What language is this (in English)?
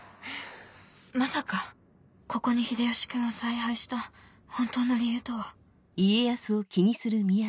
Japanese